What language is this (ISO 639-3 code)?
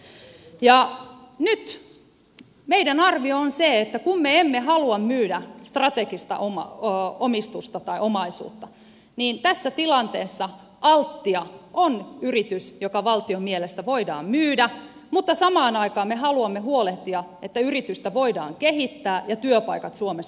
fin